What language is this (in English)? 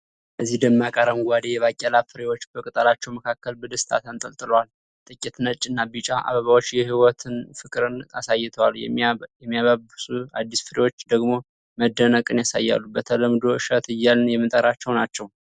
Amharic